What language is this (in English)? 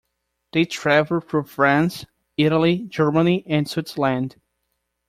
English